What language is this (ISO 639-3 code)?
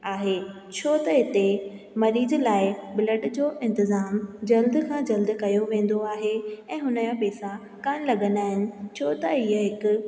snd